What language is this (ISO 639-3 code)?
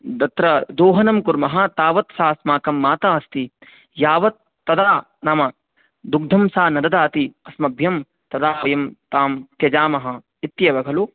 san